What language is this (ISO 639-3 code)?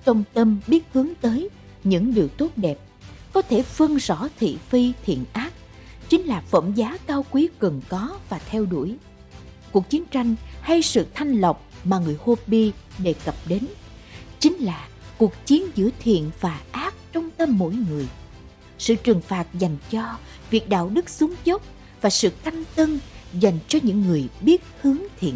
vie